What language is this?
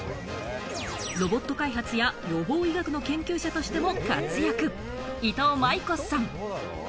Japanese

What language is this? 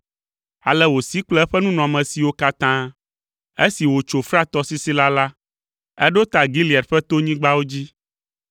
Ewe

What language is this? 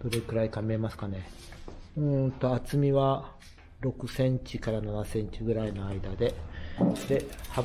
Japanese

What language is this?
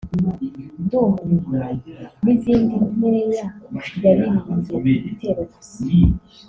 Kinyarwanda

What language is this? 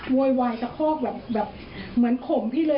Thai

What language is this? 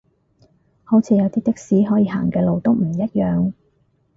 Cantonese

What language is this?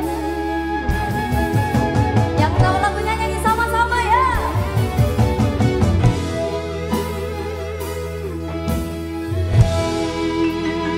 Indonesian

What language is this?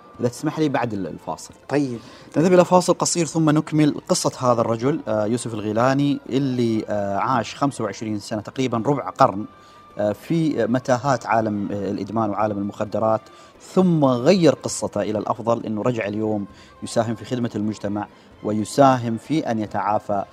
Arabic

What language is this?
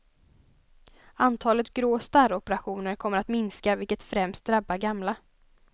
Swedish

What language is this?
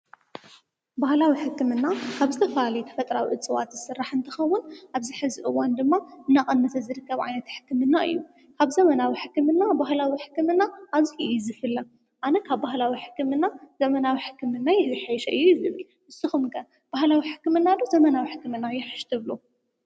Tigrinya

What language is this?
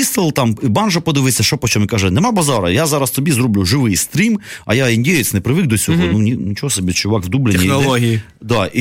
Ukrainian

